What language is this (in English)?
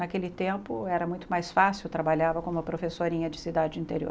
Portuguese